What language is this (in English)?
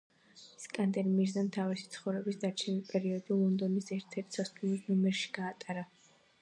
Georgian